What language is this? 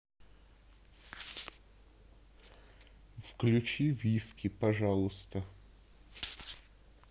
Russian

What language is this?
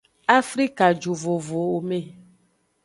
Aja (Benin)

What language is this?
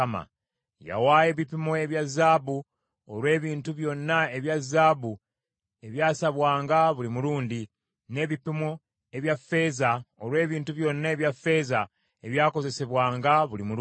Ganda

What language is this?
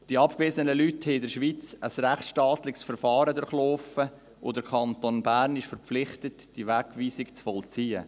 Swiss German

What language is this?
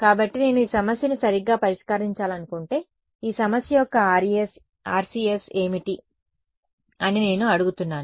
Telugu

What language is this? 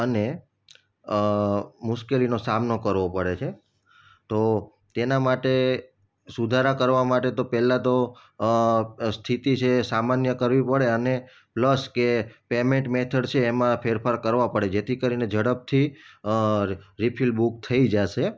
Gujarati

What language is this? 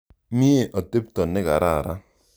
Kalenjin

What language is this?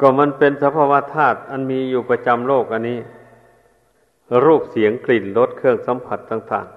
Thai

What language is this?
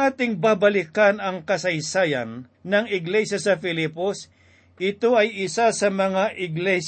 Filipino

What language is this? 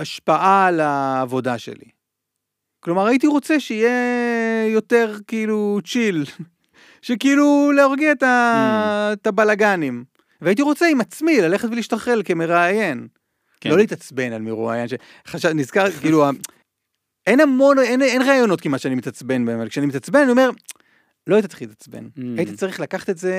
Hebrew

